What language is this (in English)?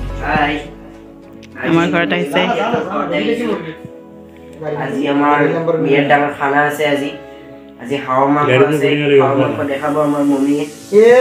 Thai